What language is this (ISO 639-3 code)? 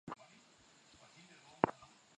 swa